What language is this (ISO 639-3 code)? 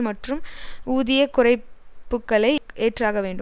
tam